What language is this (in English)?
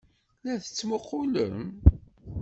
Kabyle